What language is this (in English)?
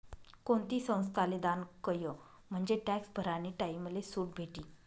Marathi